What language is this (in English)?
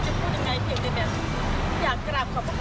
Thai